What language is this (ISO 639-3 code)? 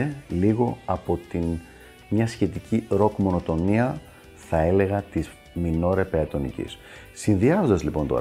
ell